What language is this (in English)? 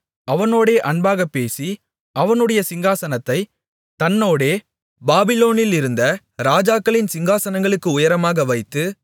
Tamil